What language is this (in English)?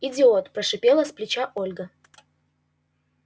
Russian